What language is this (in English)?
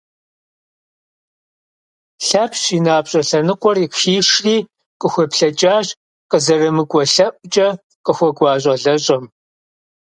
Kabardian